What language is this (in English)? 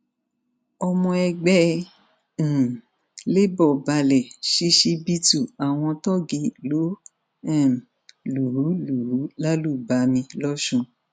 Yoruba